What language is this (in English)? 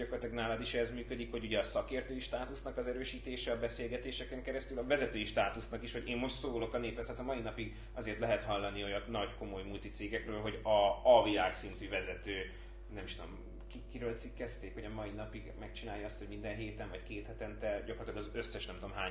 Hungarian